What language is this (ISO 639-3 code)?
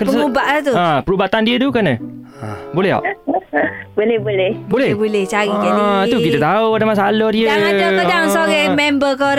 msa